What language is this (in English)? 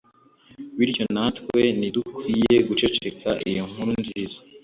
Kinyarwanda